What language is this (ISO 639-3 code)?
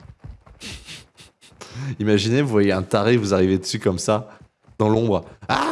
fra